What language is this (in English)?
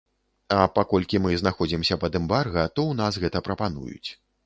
Belarusian